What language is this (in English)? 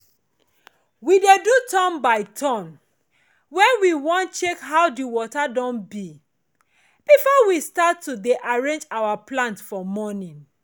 Nigerian Pidgin